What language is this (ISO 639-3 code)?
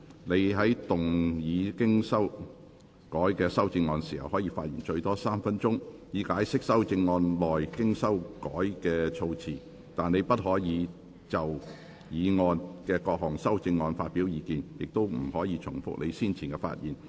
yue